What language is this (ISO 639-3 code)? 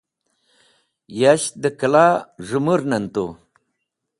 wbl